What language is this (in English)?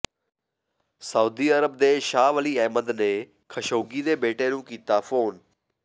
Punjabi